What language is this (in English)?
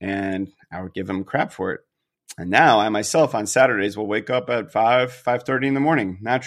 English